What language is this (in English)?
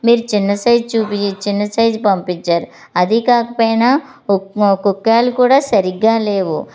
Telugu